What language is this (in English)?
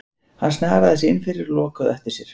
Icelandic